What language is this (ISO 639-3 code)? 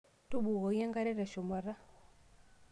mas